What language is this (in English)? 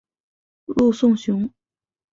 Chinese